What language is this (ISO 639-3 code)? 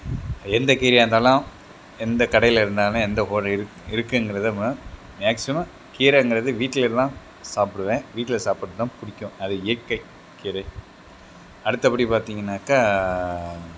tam